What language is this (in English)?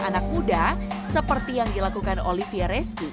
Indonesian